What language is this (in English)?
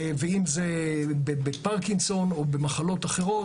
Hebrew